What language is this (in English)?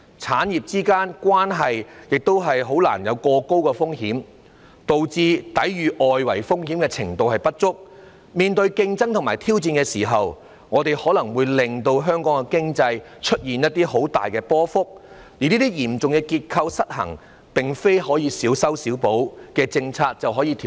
Cantonese